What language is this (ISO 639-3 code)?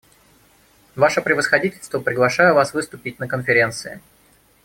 rus